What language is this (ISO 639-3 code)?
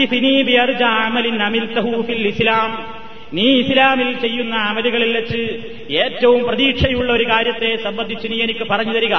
mal